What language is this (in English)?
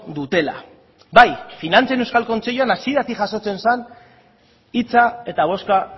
Basque